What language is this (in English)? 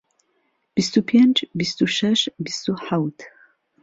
Central Kurdish